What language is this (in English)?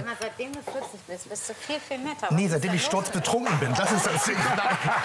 German